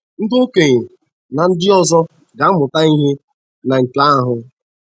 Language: Igbo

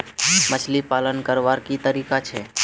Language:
Magahi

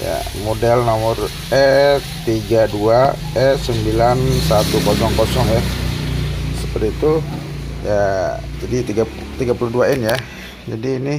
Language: Indonesian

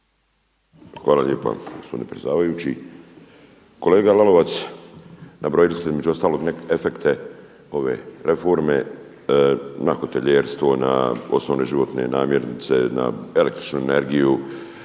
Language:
Croatian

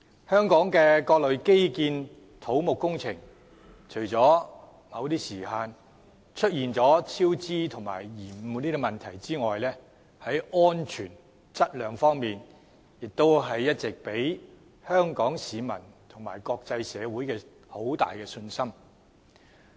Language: Cantonese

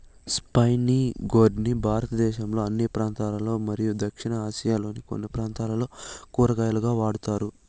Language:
Telugu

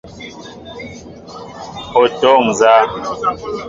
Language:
Mbo (Cameroon)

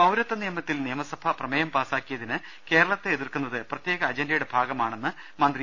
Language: Malayalam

